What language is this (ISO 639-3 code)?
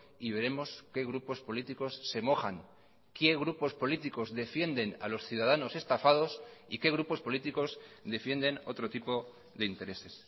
spa